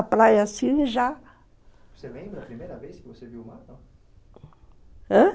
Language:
Portuguese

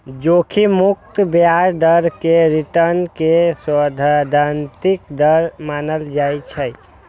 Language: Maithili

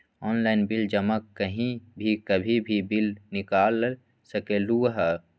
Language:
Magahi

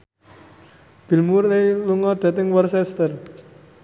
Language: Javanese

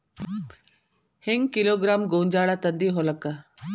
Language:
Kannada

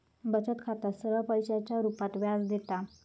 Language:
Marathi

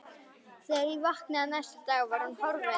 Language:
Icelandic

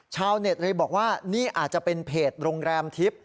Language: Thai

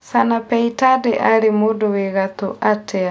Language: Kikuyu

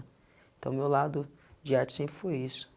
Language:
Portuguese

